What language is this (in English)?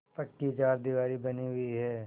Hindi